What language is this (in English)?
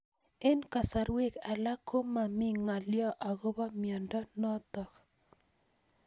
Kalenjin